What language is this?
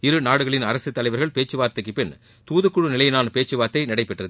Tamil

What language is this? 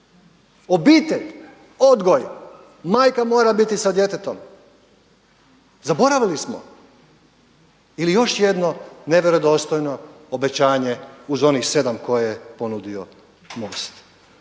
Croatian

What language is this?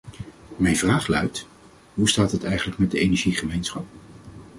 Dutch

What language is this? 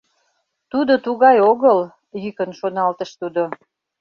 Mari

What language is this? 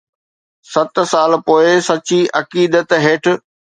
Sindhi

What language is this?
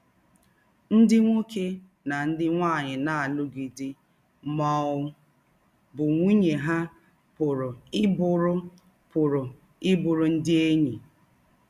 Igbo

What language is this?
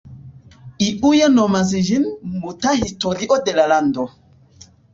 Esperanto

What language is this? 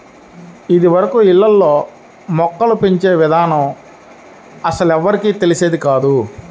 Telugu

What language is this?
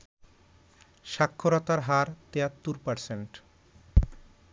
Bangla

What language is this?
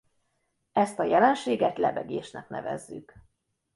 Hungarian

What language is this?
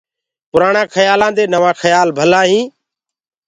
Gurgula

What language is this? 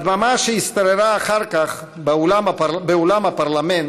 Hebrew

